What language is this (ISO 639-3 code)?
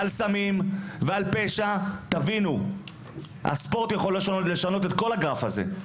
heb